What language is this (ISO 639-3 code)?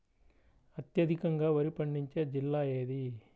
tel